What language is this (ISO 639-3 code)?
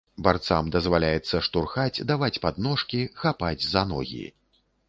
bel